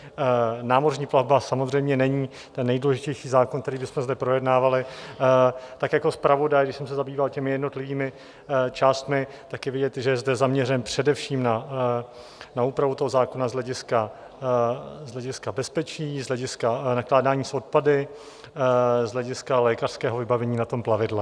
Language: Czech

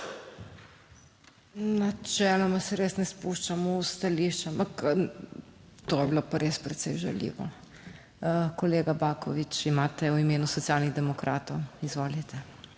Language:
Slovenian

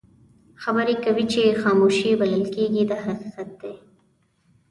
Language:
Pashto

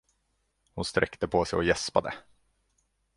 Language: Swedish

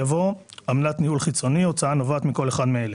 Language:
Hebrew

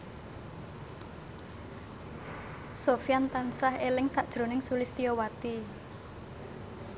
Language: Javanese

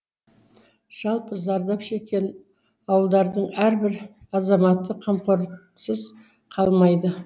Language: Kazakh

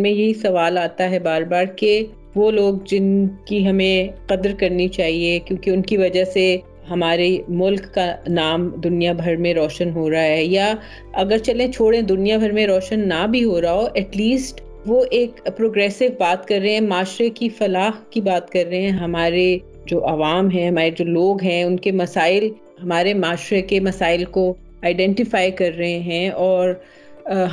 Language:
Urdu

